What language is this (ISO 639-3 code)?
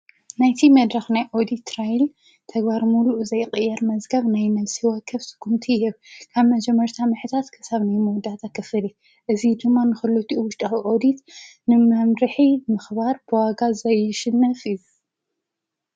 tir